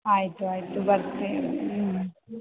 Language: Kannada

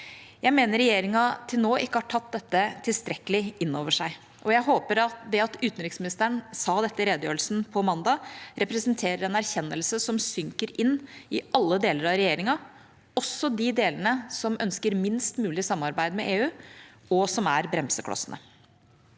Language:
Norwegian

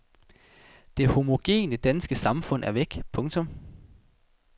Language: Danish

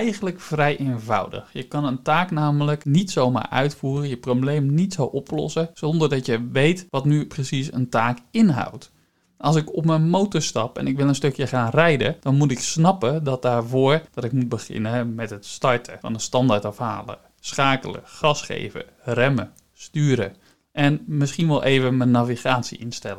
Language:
Dutch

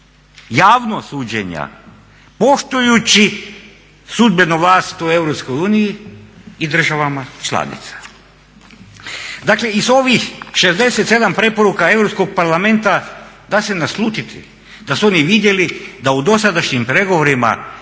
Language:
Croatian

